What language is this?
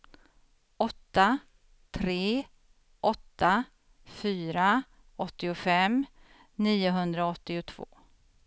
Swedish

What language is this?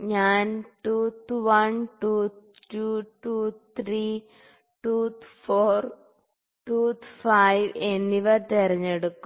Malayalam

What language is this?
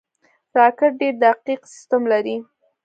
Pashto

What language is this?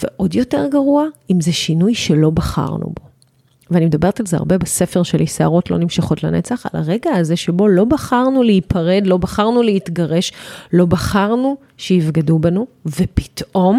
Hebrew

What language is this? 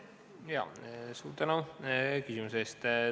Estonian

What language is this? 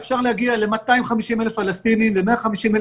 Hebrew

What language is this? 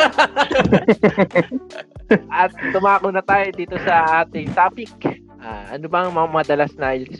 Filipino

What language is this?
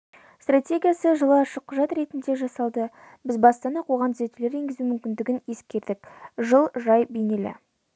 Kazakh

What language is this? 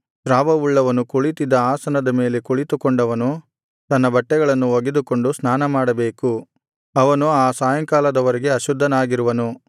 Kannada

